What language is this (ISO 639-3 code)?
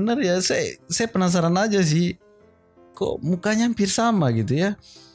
ind